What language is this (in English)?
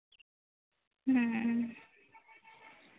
Santali